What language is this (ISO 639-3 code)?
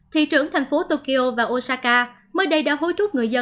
vie